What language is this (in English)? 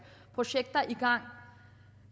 Danish